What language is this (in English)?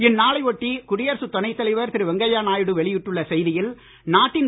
Tamil